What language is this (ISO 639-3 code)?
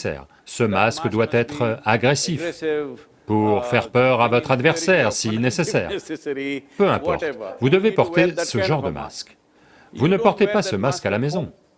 fra